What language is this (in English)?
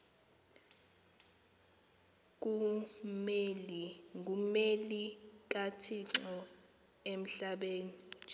Xhosa